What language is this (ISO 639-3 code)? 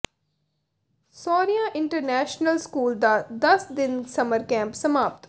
pan